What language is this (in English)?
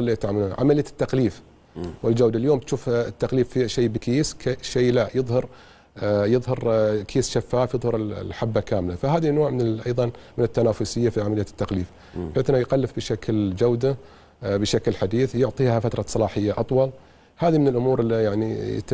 Arabic